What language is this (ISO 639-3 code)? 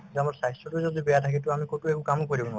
asm